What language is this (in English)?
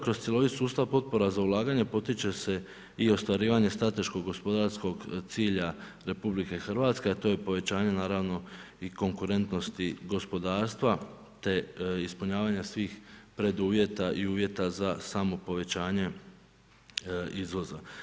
Croatian